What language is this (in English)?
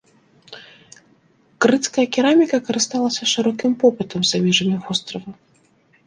Belarusian